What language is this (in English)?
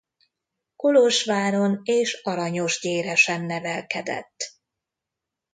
Hungarian